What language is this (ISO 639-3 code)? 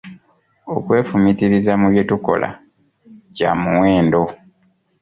lug